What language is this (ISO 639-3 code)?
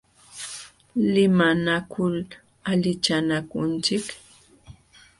qxw